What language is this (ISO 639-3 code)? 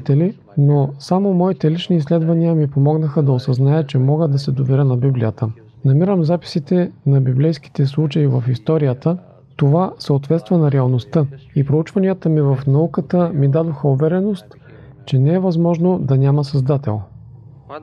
bul